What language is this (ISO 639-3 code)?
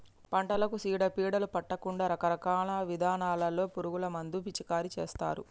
tel